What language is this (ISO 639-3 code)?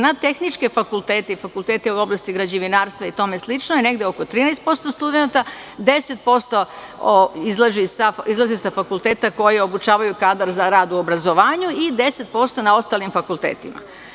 srp